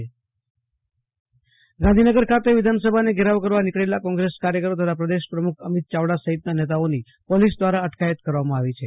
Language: Gujarati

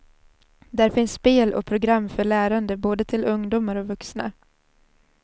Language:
Swedish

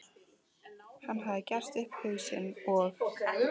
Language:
Icelandic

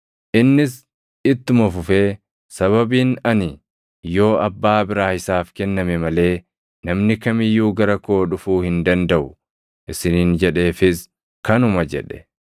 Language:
Oromo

